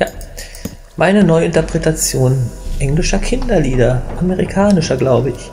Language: German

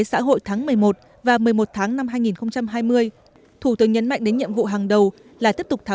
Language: Vietnamese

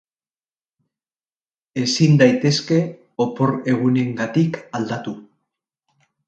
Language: Basque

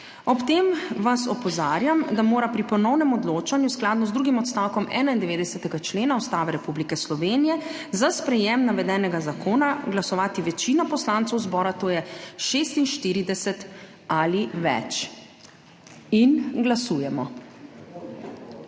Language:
Slovenian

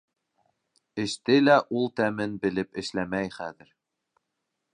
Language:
Bashkir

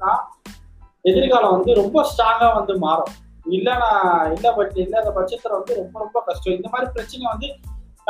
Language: Tamil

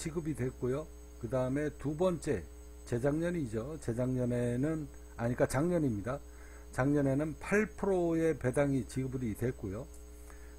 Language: Korean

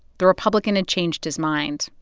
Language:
English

